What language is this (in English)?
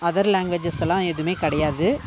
Tamil